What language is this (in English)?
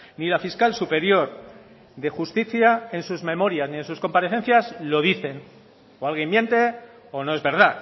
Spanish